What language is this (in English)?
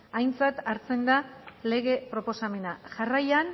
Basque